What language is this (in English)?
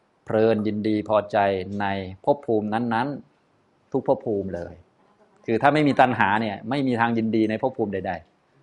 Thai